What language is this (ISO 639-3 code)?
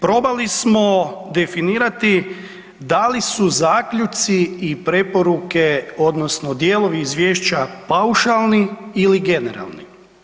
hrv